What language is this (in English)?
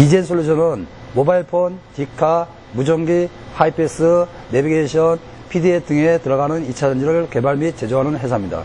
Korean